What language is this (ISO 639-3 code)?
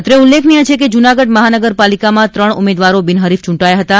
guj